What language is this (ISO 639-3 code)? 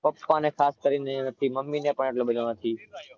guj